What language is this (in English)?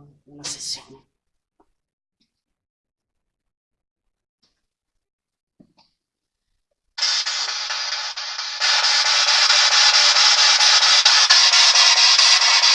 Italian